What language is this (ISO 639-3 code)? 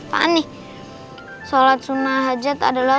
ind